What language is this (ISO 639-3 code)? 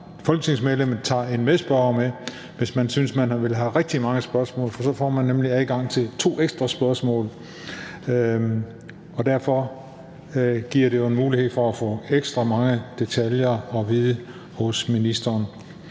dan